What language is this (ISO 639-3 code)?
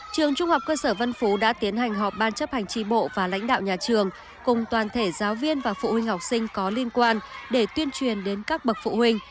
vie